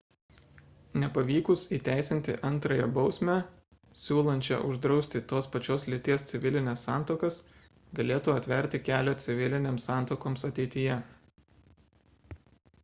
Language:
Lithuanian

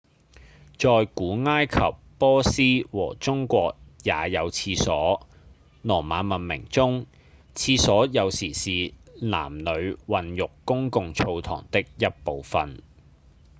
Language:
Cantonese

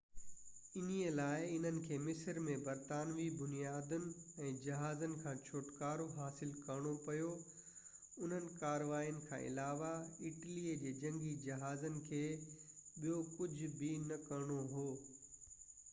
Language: Sindhi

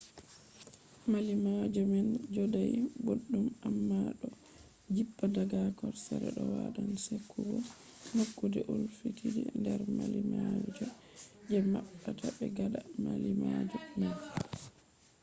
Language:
Fula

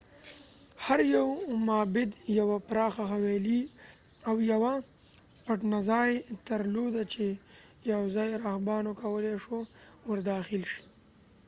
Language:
Pashto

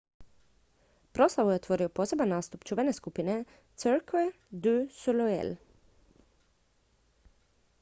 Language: Croatian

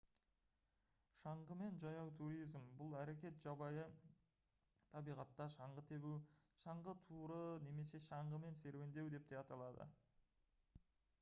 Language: Kazakh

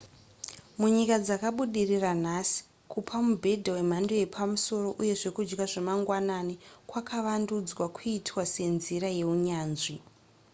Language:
Shona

